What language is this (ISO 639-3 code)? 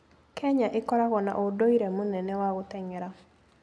kik